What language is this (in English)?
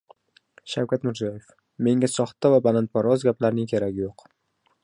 Uzbek